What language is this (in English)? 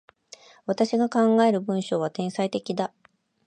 Japanese